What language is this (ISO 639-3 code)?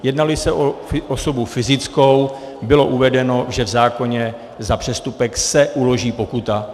ces